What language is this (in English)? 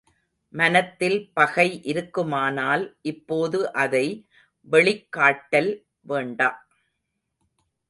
Tamil